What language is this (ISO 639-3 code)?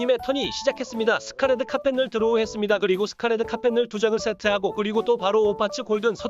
kor